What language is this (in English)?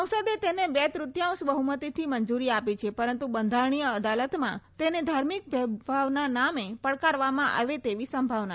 Gujarati